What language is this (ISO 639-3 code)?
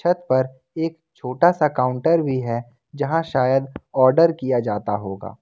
hin